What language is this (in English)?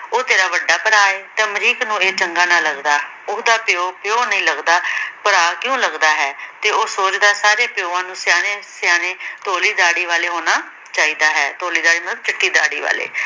Punjabi